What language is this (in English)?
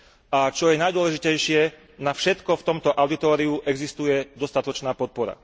Slovak